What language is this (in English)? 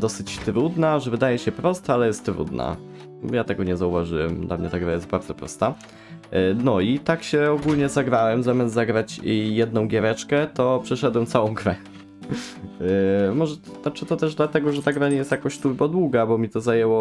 Polish